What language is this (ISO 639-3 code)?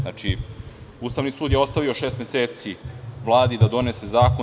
srp